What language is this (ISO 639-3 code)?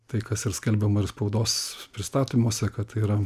lit